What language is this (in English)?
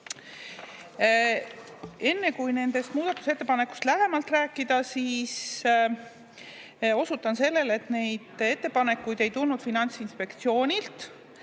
Estonian